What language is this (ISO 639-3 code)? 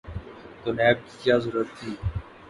urd